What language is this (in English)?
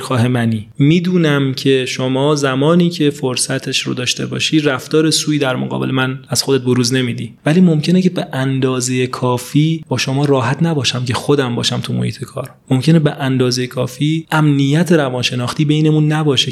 Persian